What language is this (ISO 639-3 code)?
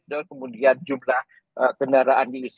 ind